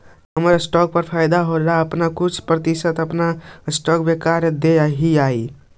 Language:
Magahi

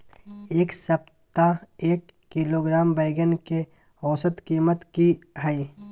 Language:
Maithili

